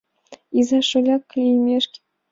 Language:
Mari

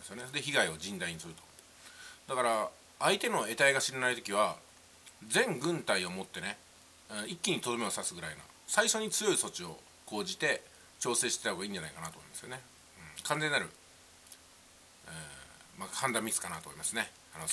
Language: Japanese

